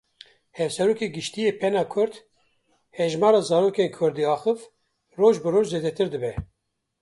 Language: Kurdish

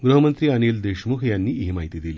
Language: Marathi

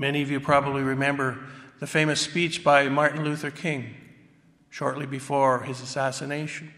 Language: English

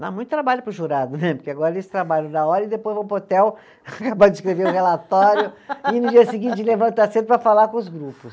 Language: Portuguese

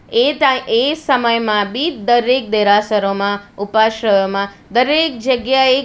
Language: Gujarati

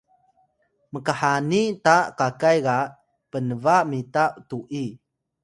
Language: Atayal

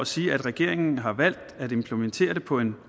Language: Danish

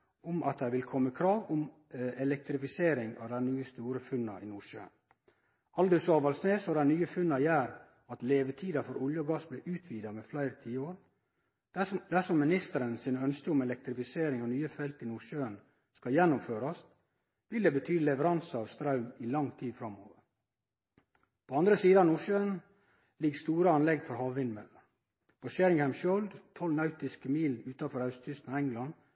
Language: Norwegian Nynorsk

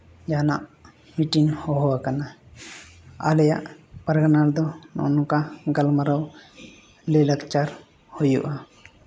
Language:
Santali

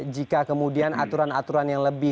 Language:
Indonesian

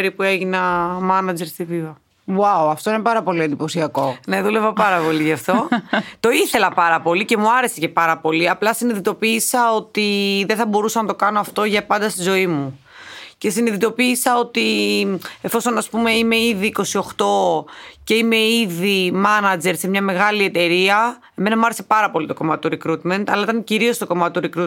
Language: Greek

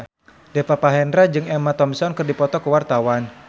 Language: Sundanese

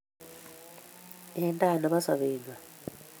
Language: Kalenjin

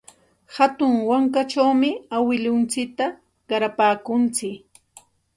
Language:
Santa Ana de Tusi Pasco Quechua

